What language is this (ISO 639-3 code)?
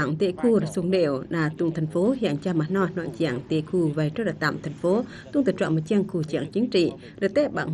vie